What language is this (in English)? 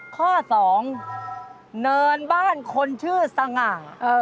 Thai